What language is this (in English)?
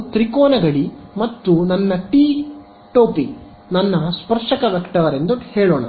Kannada